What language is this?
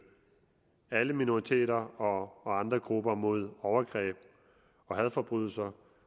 Danish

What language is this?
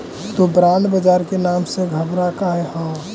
Magahi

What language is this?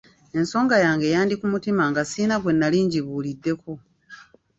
Ganda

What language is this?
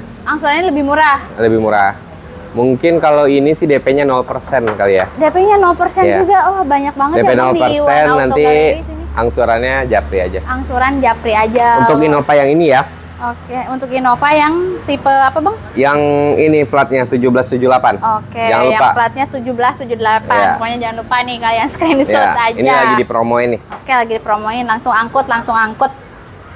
Indonesian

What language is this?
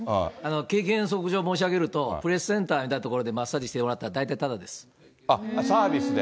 Japanese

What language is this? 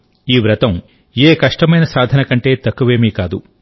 Telugu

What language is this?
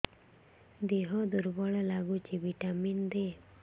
Odia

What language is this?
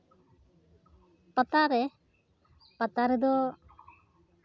Santali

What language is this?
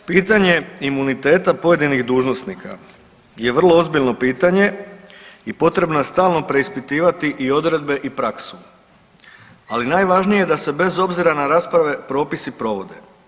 Croatian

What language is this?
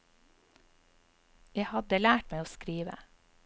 Norwegian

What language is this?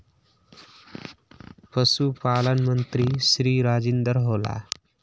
Magahi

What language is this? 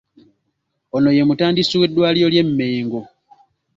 Ganda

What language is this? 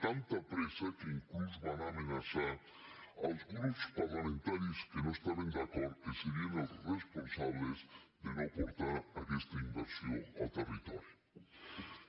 Catalan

